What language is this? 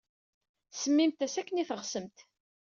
Kabyle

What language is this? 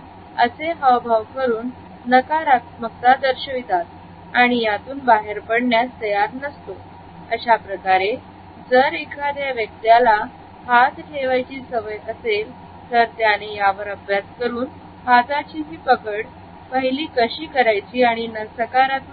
Marathi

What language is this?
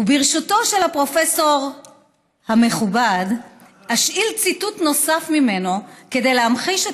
Hebrew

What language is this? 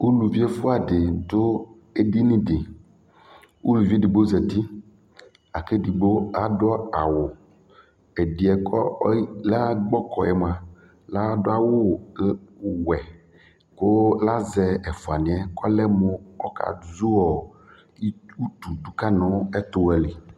Ikposo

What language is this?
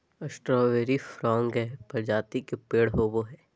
Magahi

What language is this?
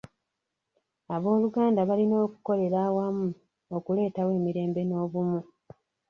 Ganda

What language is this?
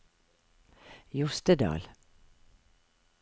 Norwegian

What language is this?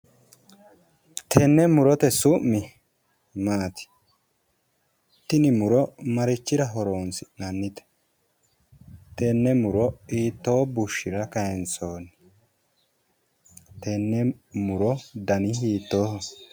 Sidamo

